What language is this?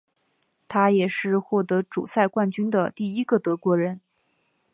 Chinese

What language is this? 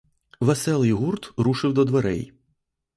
Ukrainian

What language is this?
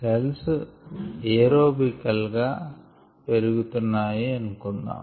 Telugu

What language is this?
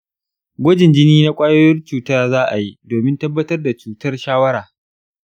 Hausa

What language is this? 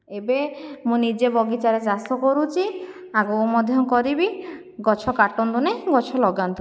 Odia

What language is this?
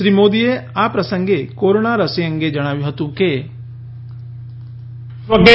Gujarati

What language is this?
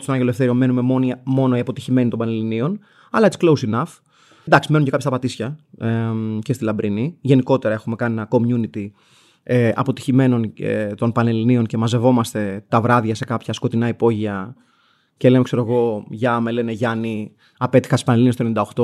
Greek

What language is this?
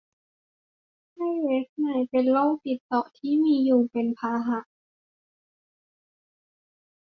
Thai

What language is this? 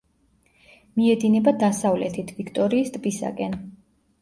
Georgian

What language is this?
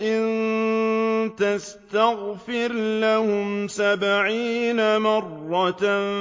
Arabic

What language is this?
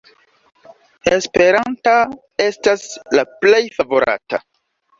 Esperanto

